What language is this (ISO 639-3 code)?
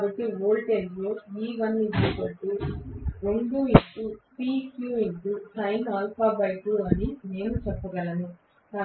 tel